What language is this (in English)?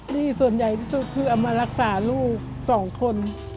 Thai